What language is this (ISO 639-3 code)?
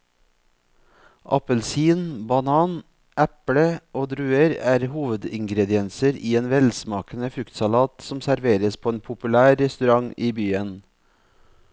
nor